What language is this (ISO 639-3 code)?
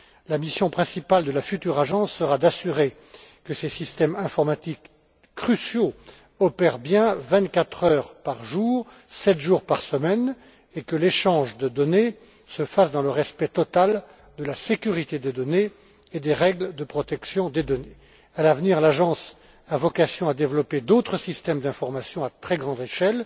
fra